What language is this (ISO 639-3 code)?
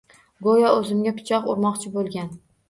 uzb